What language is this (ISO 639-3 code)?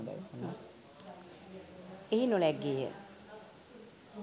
sin